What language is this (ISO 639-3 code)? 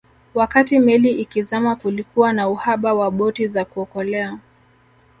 swa